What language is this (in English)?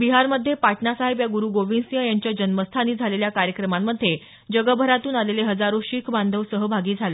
Marathi